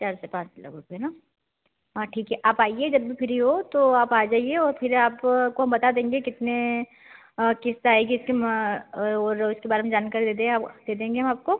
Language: Hindi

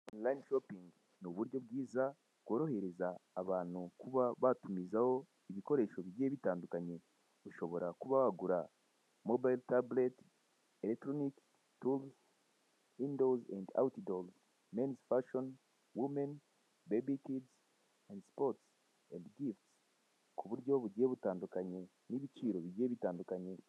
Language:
Kinyarwanda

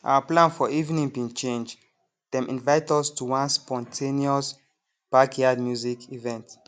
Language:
Nigerian Pidgin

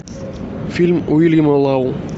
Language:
Russian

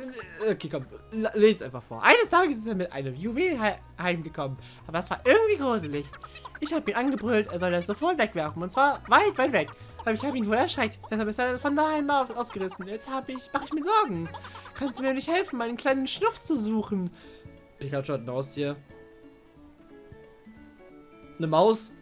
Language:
German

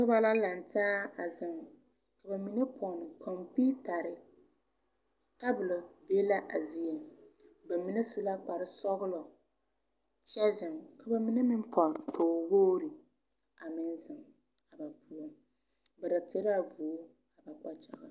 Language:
Southern Dagaare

